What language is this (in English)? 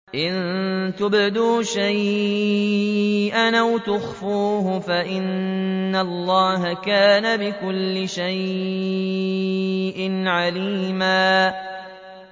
Arabic